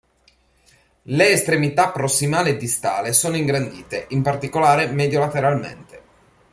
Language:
Italian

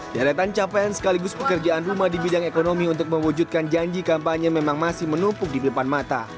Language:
Indonesian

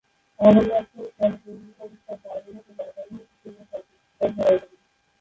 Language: Bangla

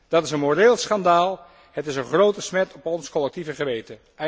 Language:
Dutch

